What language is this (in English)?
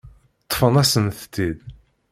Kabyle